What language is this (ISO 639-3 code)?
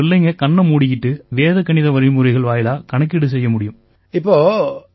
tam